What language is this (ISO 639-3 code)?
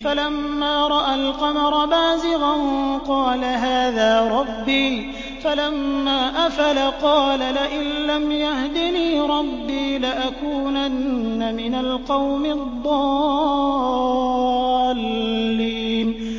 ara